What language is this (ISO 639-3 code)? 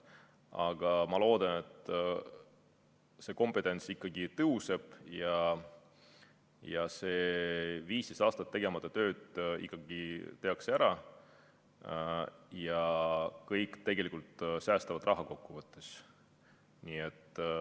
est